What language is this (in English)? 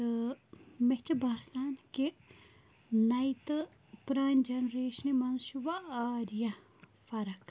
Kashmiri